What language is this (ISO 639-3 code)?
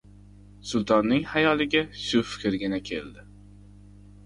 uzb